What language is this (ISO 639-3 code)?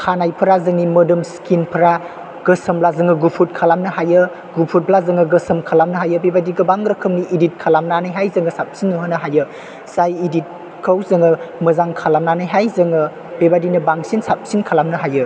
brx